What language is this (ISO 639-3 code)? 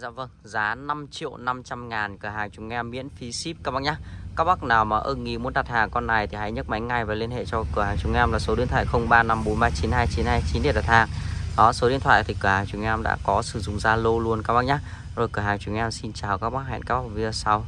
vie